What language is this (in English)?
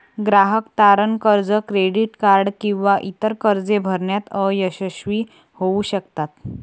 Marathi